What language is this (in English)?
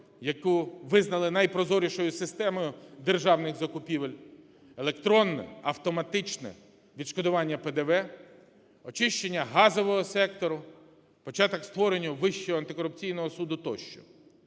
Ukrainian